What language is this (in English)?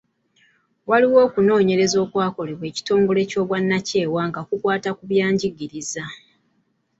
Ganda